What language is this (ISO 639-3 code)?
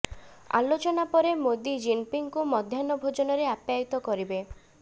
ori